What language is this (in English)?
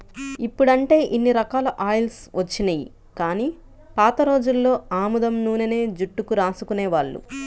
Telugu